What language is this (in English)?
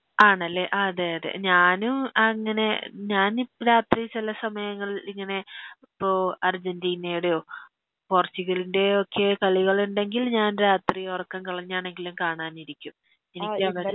Malayalam